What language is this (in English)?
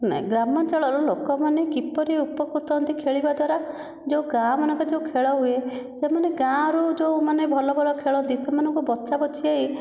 Odia